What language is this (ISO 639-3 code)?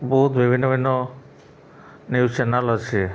ori